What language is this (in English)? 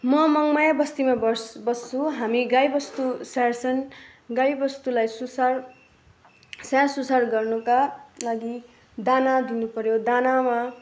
Nepali